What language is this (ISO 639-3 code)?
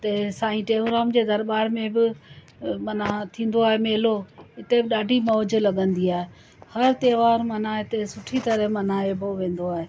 snd